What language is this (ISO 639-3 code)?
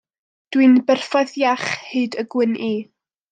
cym